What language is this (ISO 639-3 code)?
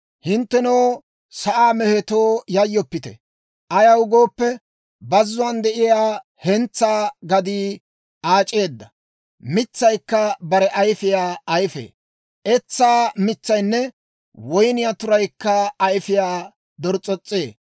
dwr